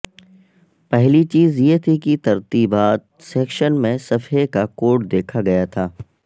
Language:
Urdu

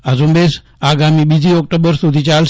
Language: Gujarati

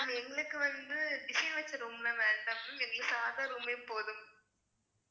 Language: Tamil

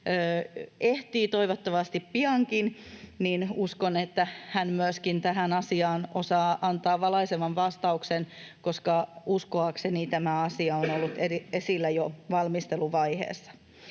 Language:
Finnish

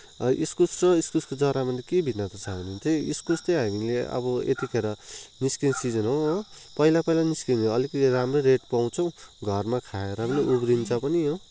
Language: Nepali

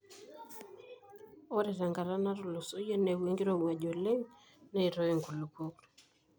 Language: Masai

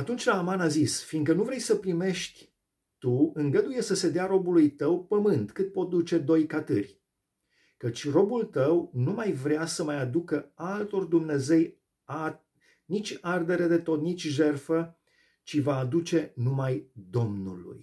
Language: Romanian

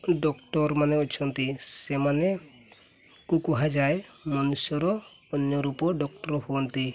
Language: Odia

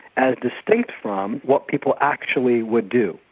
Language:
English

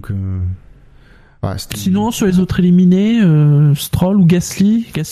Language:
French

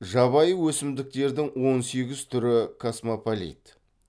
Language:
Kazakh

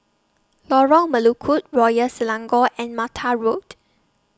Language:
English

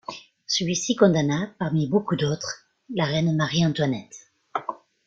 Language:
French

